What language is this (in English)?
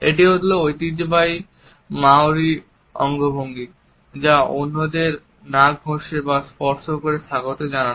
Bangla